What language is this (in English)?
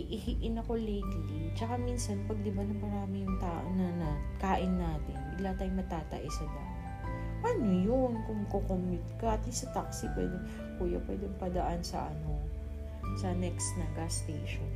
Filipino